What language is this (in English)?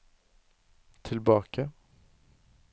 Norwegian